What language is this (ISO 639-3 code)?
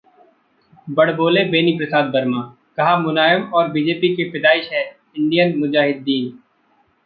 hin